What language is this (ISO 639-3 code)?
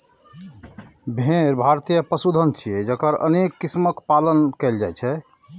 mai